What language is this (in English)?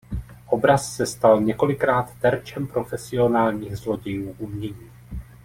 Czech